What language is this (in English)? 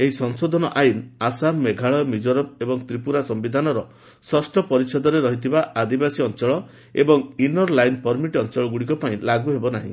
Odia